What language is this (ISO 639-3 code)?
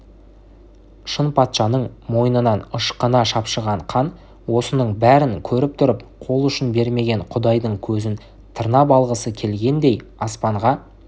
kaz